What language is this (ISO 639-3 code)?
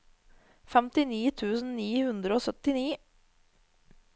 nor